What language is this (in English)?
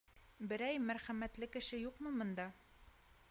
Bashkir